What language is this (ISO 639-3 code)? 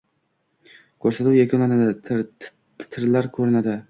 uzb